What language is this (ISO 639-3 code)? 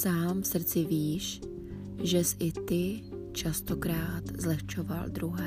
ces